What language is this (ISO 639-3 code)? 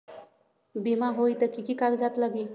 mag